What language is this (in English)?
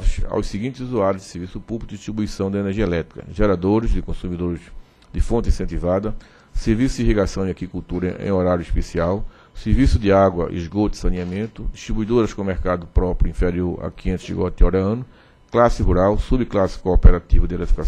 Portuguese